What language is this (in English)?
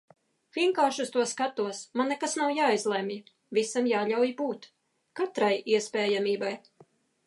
Latvian